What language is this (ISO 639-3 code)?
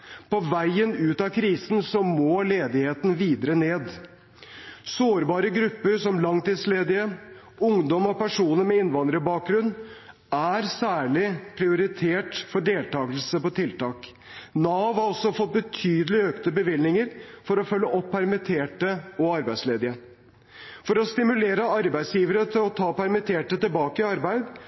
nob